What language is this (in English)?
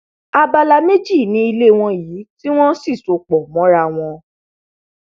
Yoruba